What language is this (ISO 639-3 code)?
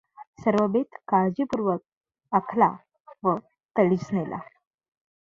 mar